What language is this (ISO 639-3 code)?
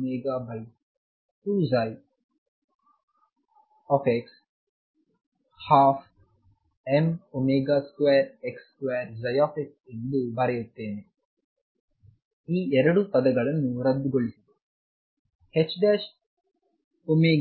kan